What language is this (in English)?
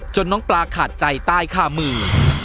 Thai